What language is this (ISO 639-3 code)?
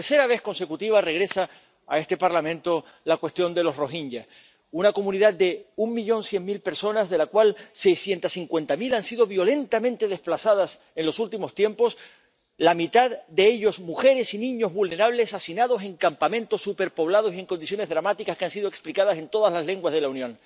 spa